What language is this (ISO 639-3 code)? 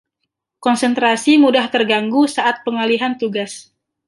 ind